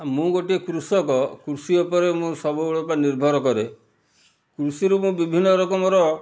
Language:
Odia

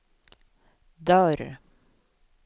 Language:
Swedish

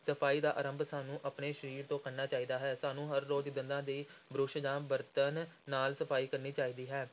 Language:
Punjabi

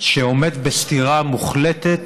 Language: Hebrew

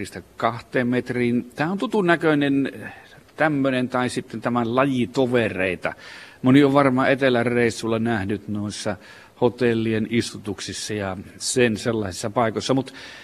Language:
Finnish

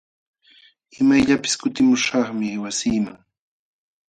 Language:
Jauja Wanca Quechua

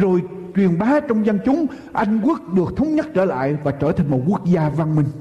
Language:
Vietnamese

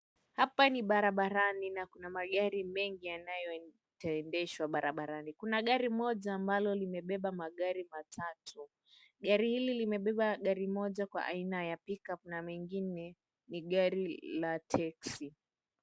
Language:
Swahili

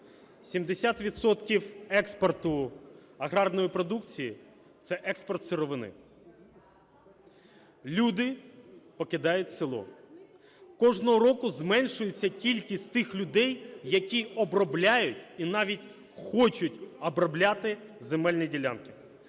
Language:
Ukrainian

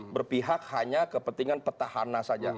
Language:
Indonesian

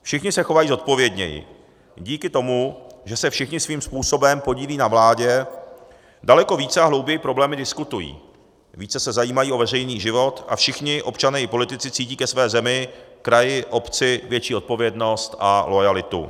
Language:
Czech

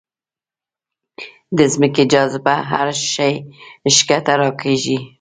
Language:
Pashto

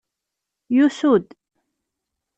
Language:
Kabyle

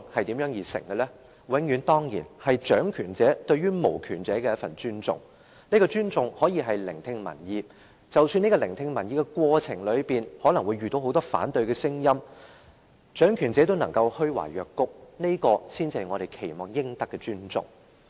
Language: Cantonese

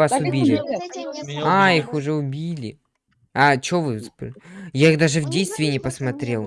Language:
Russian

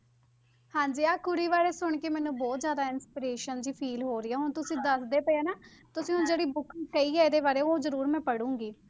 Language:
Punjabi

